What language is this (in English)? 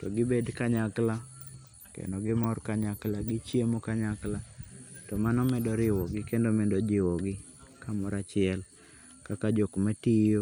Luo (Kenya and Tanzania)